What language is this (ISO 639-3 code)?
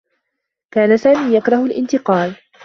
ara